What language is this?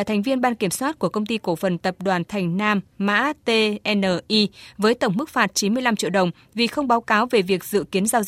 Vietnamese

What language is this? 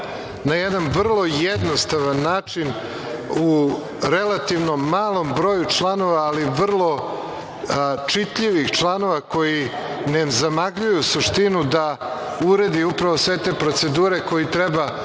Serbian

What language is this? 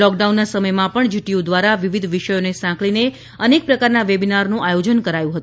Gujarati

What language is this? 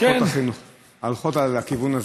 Hebrew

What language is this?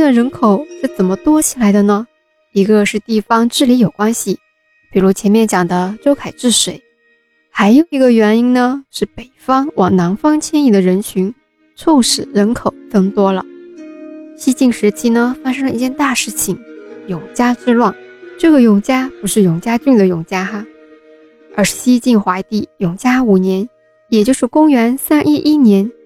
Chinese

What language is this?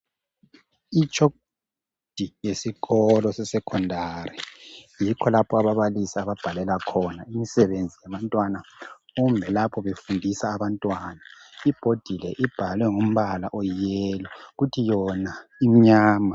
North Ndebele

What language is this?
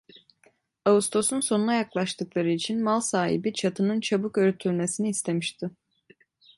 Turkish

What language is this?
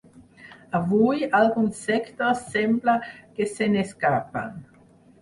Catalan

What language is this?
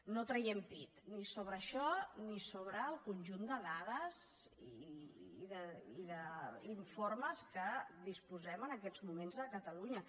Catalan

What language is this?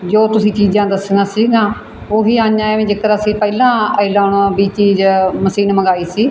Punjabi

